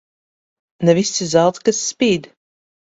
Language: Latvian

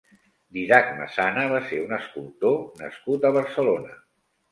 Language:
Catalan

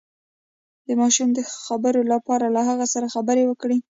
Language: Pashto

